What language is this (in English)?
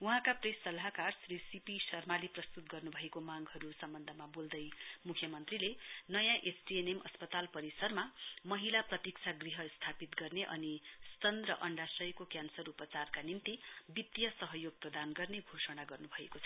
Nepali